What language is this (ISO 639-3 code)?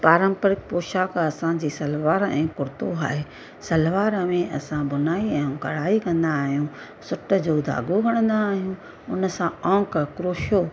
snd